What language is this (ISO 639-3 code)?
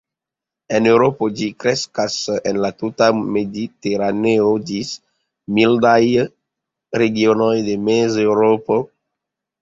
epo